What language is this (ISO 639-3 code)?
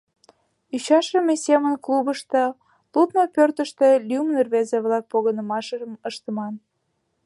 chm